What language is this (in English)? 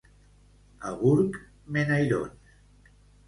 Catalan